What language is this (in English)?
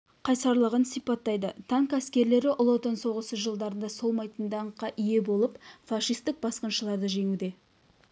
Kazakh